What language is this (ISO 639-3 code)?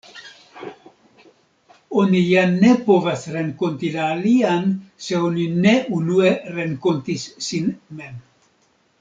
epo